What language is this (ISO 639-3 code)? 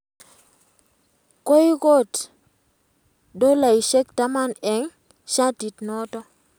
kln